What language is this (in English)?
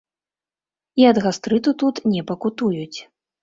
Belarusian